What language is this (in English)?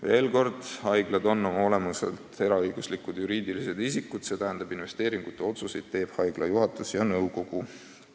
Estonian